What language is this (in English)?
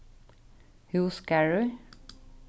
Faroese